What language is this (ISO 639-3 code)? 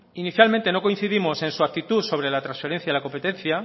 spa